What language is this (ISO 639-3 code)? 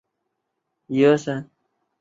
zho